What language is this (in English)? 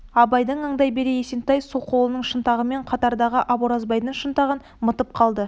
Kazakh